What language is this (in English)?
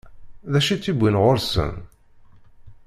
Kabyle